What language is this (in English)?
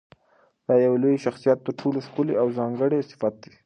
Pashto